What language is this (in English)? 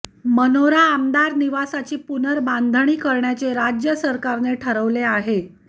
Marathi